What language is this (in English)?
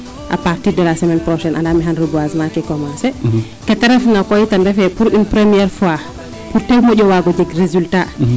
Serer